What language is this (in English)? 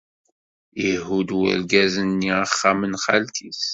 Kabyle